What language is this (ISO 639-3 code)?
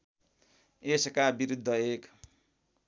nep